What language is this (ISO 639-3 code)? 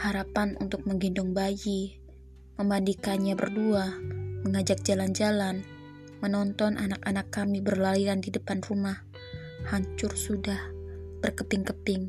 ind